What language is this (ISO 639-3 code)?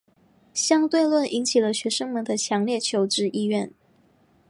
zho